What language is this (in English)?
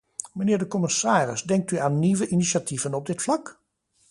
Dutch